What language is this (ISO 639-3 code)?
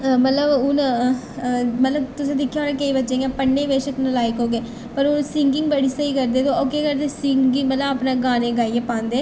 doi